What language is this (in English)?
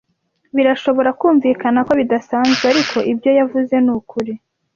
Kinyarwanda